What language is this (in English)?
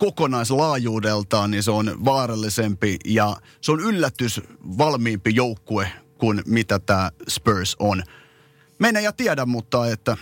Finnish